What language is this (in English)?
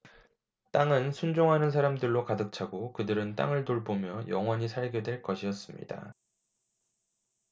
Korean